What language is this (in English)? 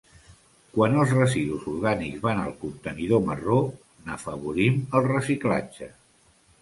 Catalan